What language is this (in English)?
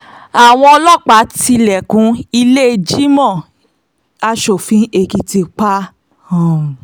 Yoruba